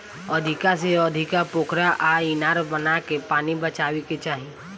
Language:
Bhojpuri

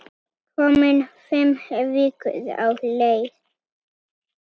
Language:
Icelandic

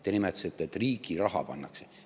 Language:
Estonian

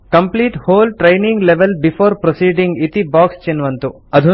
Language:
Sanskrit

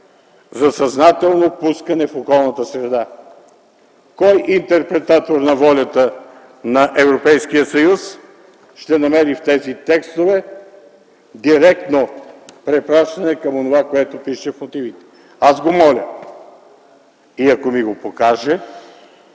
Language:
Bulgarian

